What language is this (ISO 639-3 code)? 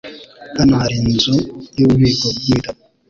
kin